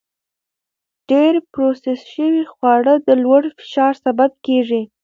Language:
Pashto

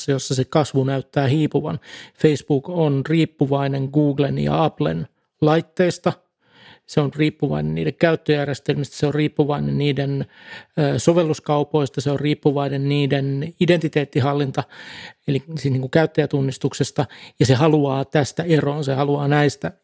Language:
Finnish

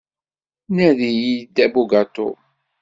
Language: Kabyle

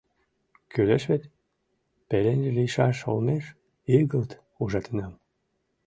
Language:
Mari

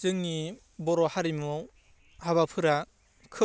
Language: Bodo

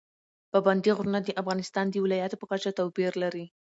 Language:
Pashto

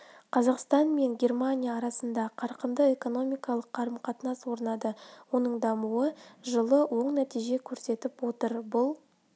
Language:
Kazakh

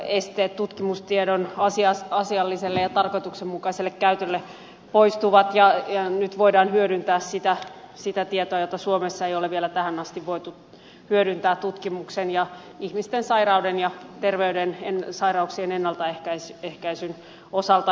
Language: Finnish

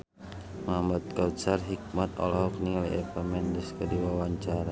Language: Sundanese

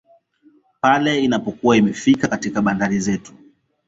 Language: Swahili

